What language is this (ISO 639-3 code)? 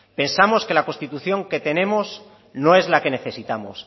spa